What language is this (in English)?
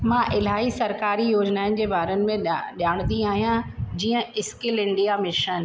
Sindhi